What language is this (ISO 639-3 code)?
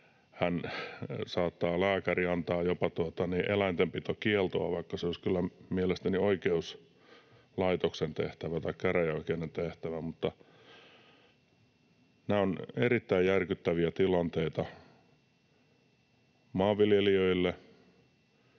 fin